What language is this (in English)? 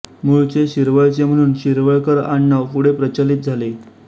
Marathi